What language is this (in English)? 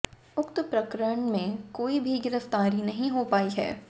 Hindi